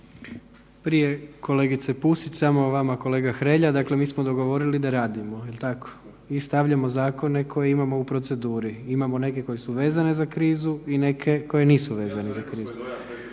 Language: Croatian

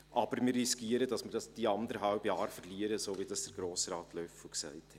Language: Swiss German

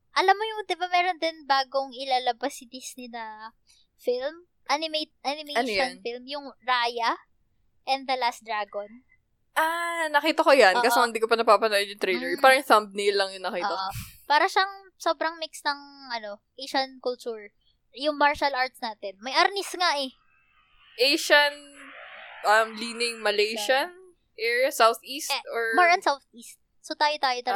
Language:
Filipino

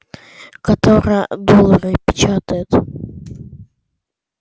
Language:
Russian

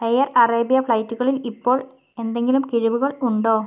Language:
Malayalam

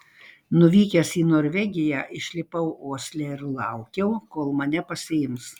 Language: Lithuanian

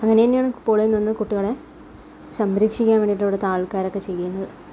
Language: Malayalam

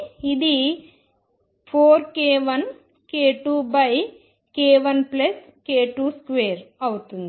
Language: Telugu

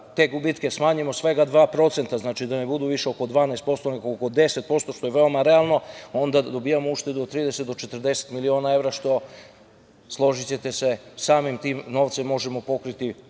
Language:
Serbian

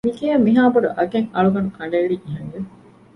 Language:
Divehi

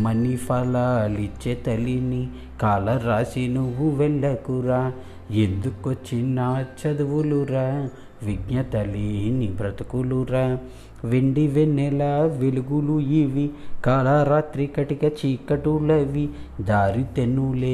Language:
Telugu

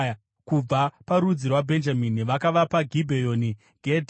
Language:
Shona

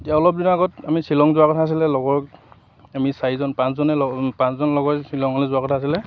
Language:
Assamese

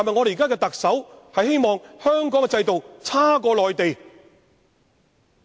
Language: Cantonese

